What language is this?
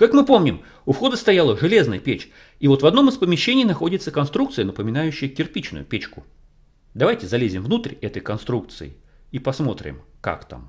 Russian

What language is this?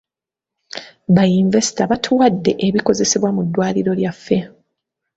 Ganda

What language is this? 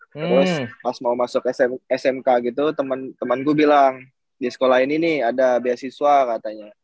Indonesian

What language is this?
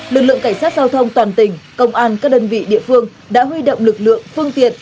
Vietnamese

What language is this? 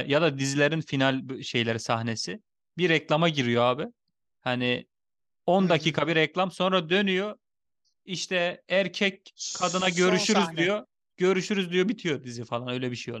Turkish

